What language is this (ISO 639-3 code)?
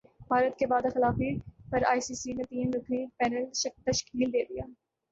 urd